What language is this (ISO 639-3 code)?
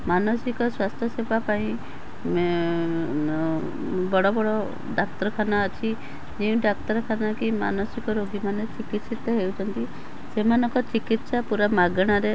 ori